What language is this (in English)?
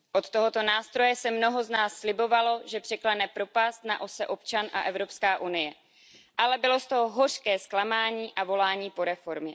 Czech